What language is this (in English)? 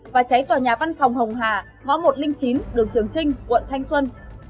Vietnamese